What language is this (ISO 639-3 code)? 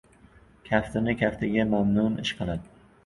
uzb